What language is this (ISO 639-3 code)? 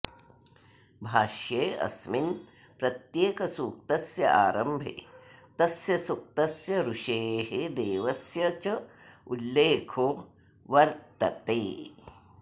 san